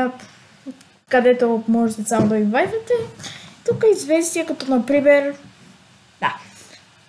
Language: Romanian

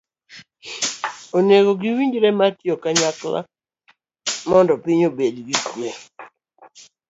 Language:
Luo (Kenya and Tanzania)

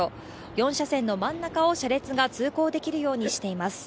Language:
Japanese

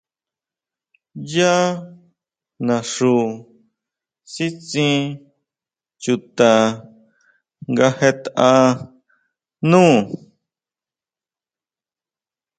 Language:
Huautla Mazatec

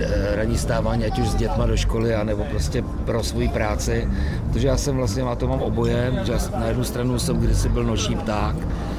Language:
Czech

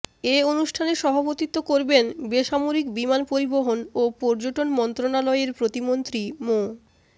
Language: Bangla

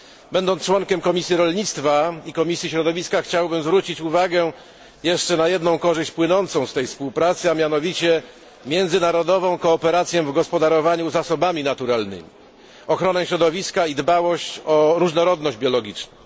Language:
Polish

